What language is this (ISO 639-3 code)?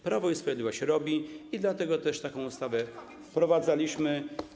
pol